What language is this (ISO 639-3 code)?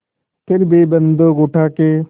hin